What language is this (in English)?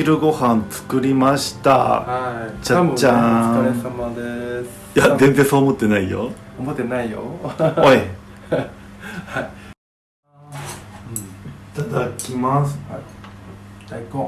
Japanese